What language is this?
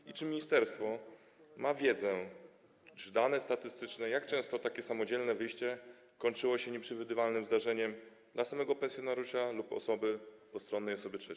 Polish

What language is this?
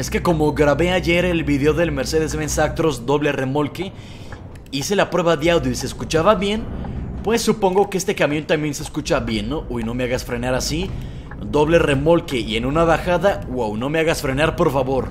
Spanish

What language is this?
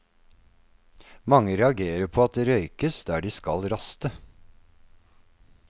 Norwegian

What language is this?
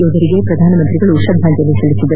Kannada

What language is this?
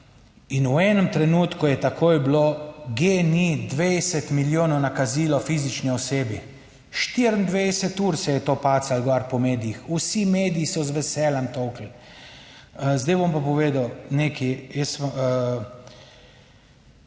Slovenian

